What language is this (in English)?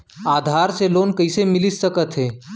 Chhattisgarhi